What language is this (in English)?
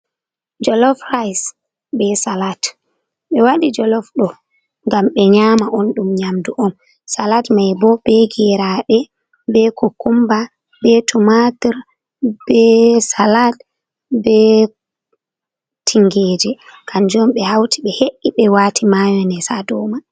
Fula